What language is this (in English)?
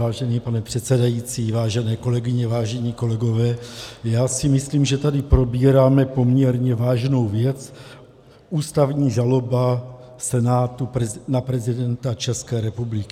Czech